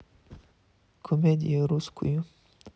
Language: Russian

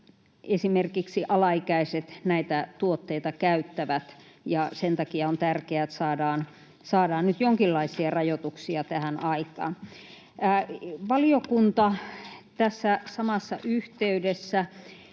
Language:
Finnish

